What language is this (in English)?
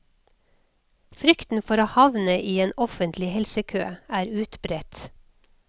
Norwegian